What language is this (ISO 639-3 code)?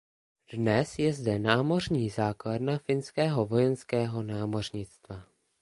ces